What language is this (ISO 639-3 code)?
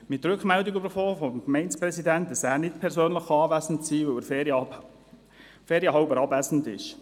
gsw